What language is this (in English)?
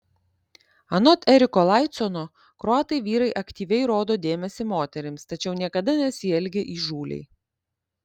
Lithuanian